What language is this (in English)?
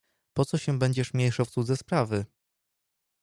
Polish